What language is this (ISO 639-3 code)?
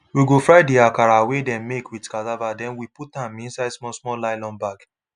pcm